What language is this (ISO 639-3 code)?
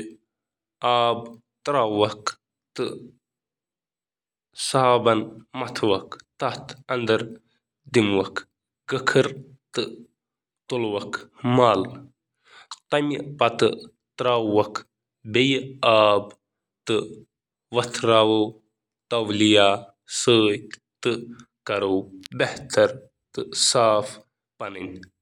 kas